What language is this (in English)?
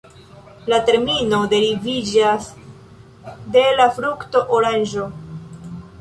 Esperanto